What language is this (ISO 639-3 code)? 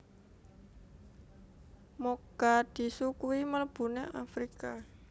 jav